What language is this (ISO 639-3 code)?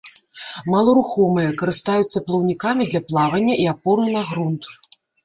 bel